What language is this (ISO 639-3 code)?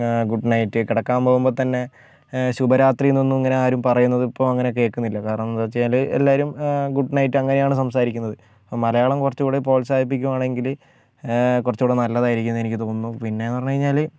mal